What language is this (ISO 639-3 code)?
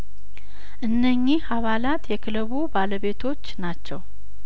amh